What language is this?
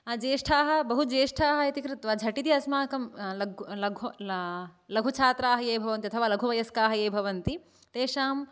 Sanskrit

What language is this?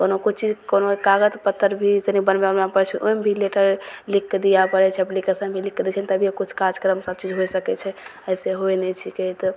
Maithili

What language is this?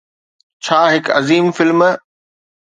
Sindhi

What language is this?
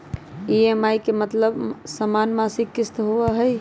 Magahi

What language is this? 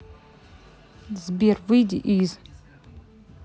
Russian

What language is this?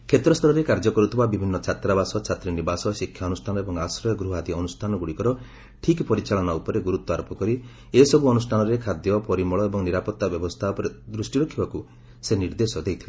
Odia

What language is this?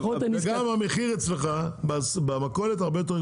Hebrew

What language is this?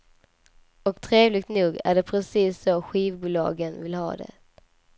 Swedish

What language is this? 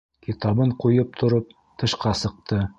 Bashkir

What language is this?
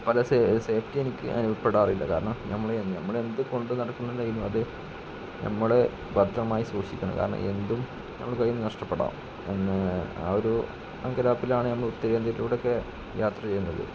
Malayalam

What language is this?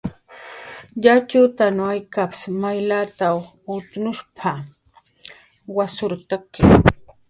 Jaqaru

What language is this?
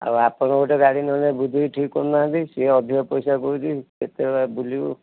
Odia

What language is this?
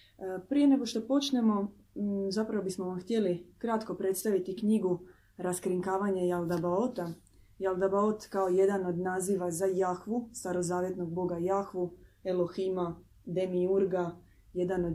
Croatian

